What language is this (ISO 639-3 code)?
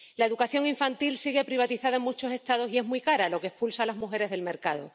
spa